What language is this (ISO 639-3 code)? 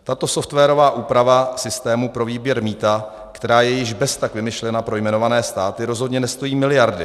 ces